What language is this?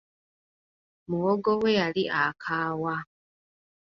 Ganda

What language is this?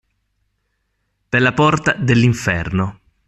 Italian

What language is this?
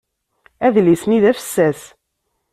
Kabyle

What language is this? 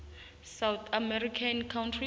South Ndebele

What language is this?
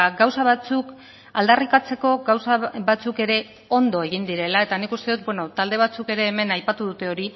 Basque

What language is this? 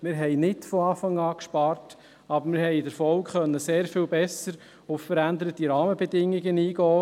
Swiss German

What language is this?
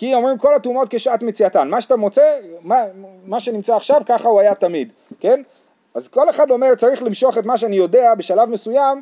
Hebrew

